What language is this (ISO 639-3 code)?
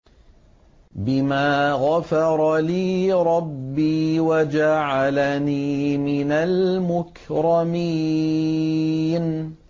ara